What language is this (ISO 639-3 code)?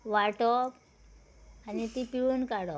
kok